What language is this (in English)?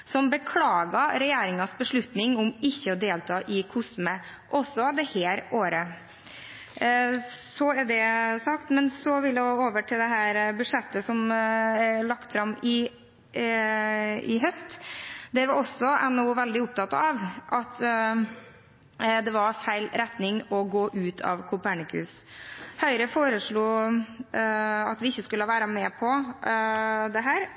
Norwegian Bokmål